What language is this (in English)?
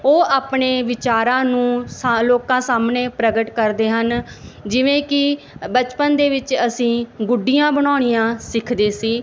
Punjabi